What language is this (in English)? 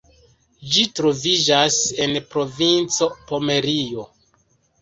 Esperanto